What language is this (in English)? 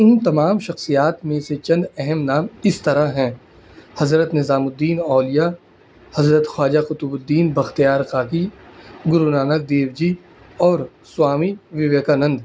Urdu